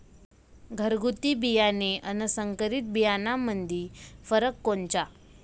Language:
Marathi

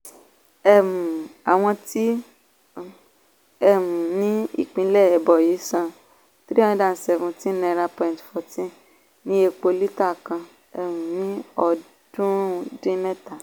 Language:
Yoruba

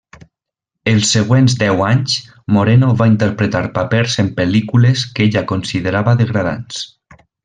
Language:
Catalan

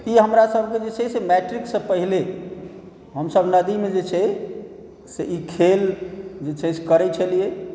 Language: Maithili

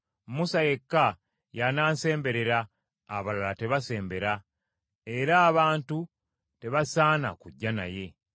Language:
Ganda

